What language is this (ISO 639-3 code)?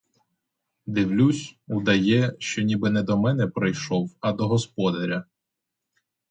ukr